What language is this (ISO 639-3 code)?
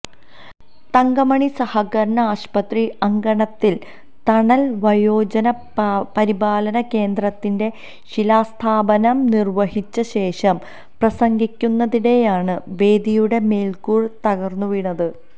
mal